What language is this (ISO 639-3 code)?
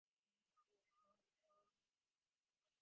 div